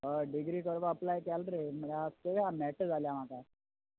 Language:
Konkani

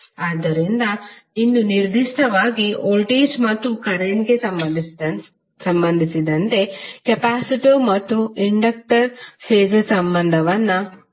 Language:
Kannada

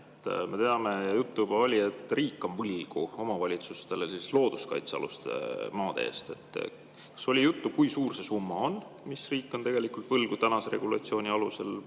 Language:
Estonian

